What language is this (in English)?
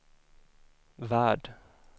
Swedish